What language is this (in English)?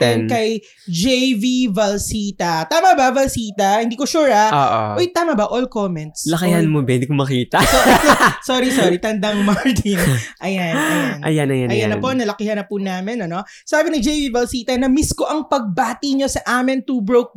Filipino